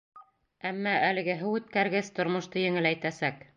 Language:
Bashkir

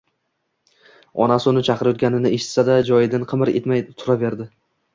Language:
Uzbek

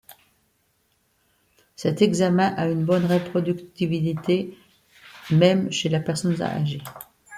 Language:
French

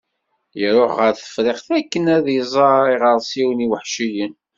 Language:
Kabyle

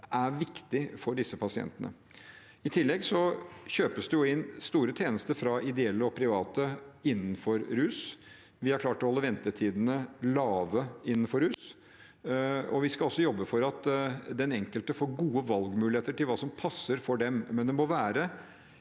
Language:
Norwegian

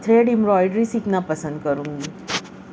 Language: Urdu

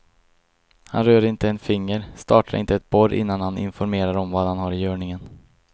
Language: Swedish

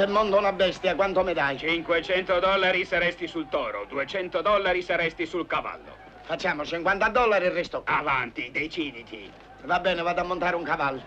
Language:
Italian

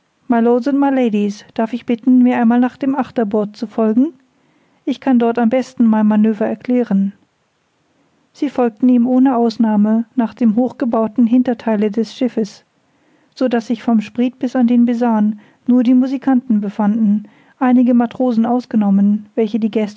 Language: German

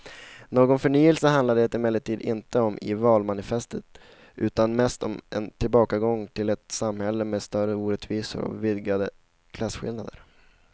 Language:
Swedish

